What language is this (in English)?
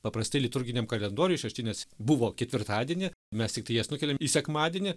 Lithuanian